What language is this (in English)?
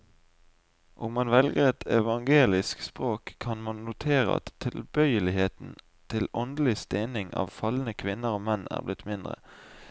Norwegian